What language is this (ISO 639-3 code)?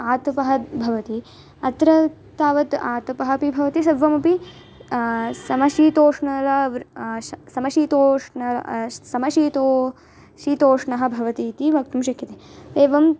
san